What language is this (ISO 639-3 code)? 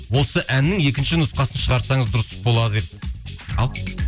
kaz